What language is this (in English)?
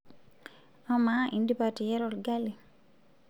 Masai